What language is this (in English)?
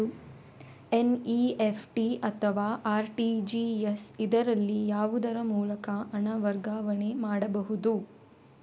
Kannada